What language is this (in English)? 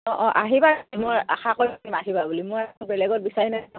Assamese